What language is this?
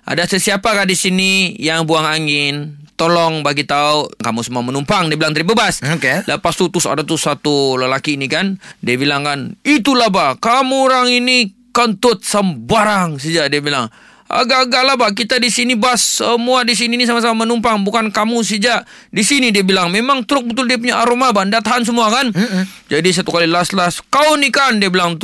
Malay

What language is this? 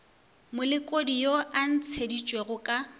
Northern Sotho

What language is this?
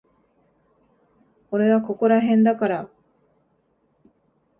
Japanese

